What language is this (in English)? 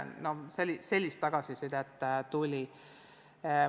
Estonian